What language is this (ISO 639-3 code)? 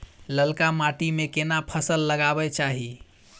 mai